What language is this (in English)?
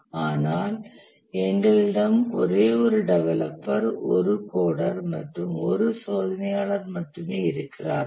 Tamil